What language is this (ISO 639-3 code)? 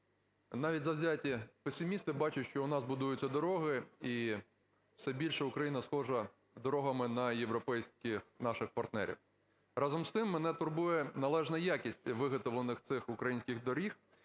ukr